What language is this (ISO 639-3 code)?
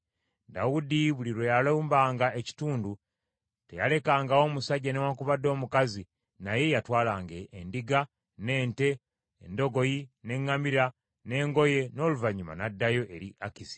lug